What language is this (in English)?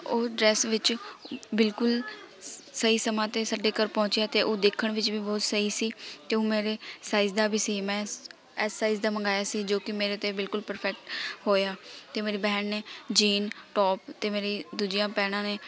Punjabi